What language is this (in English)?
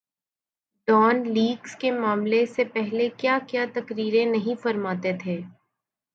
Urdu